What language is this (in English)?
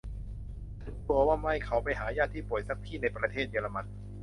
Thai